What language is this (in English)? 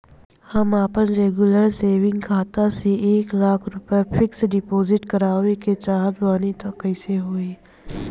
Bhojpuri